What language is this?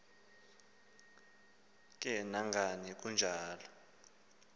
Xhosa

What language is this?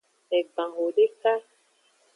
Aja (Benin)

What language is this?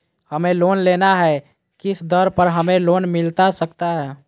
Magahi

